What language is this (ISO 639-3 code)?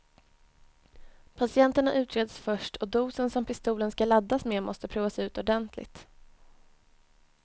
swe